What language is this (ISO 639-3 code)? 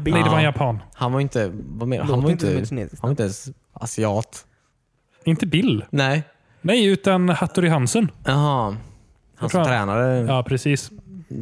swe